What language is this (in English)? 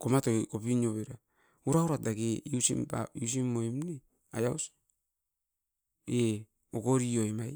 Askopan